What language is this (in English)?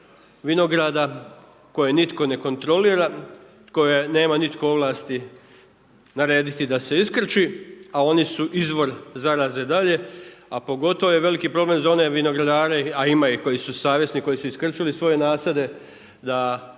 Croatian